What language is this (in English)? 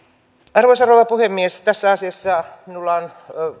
Finnish